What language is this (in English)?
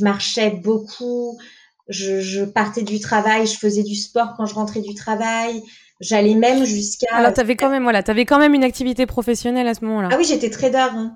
French